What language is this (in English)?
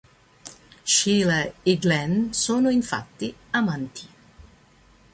Italian